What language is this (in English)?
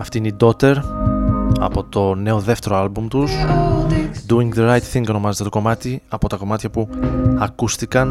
Greek